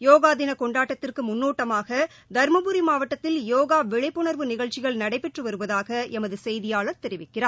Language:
Tamil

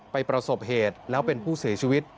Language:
Thai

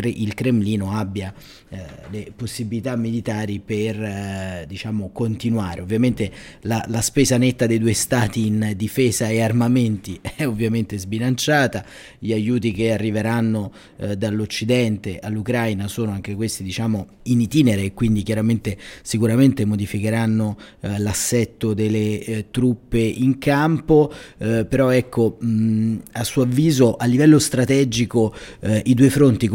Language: Italian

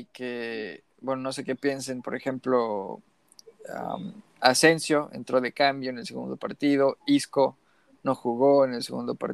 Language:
Spanish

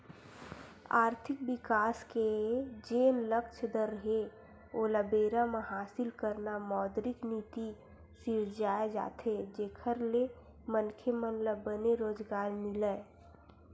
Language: Chhattisgarhi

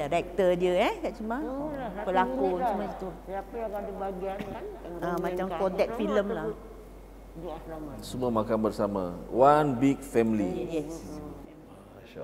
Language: Malay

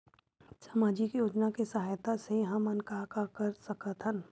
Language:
Chhattisgarhi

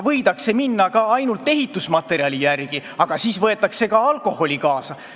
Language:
Estonian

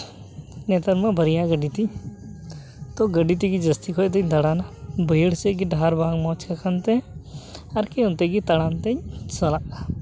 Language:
Santali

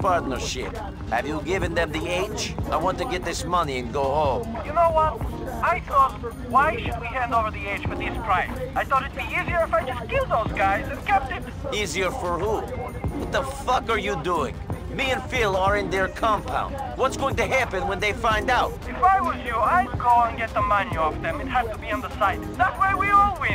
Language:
English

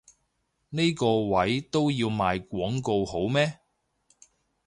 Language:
Cantonese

